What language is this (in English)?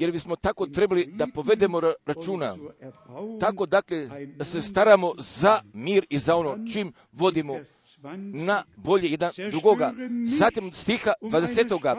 Croatian